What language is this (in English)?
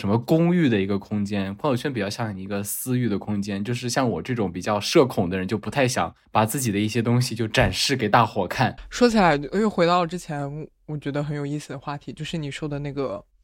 Chinese